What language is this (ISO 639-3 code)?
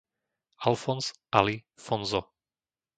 slk